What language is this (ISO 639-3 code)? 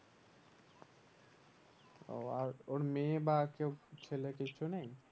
ben